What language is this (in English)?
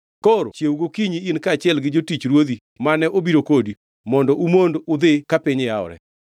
Luo (Kenya and Tanzania)